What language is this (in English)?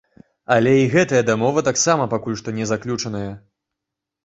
Belarusian